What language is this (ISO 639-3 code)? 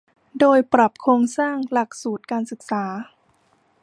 tha